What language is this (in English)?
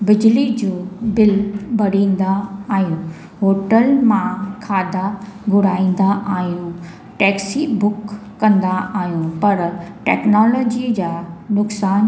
Sindhi